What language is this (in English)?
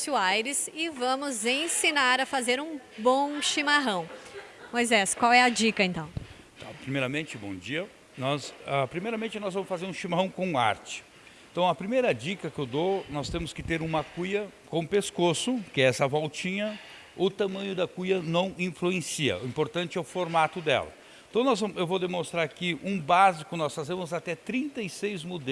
Portuguese